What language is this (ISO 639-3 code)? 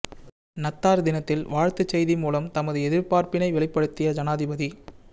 tam